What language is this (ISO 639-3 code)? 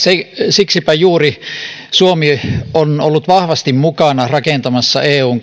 fin